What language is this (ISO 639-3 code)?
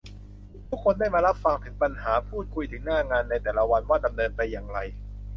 tha